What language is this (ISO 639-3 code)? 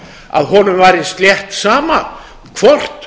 isl